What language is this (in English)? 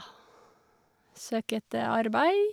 Norwegian